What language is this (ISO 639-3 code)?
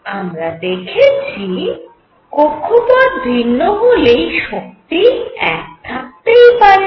ben